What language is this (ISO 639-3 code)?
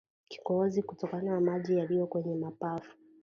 swa